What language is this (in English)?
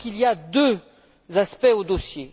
French